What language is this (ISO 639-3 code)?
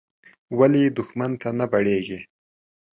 pus